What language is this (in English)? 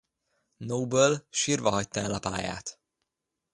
Hungarian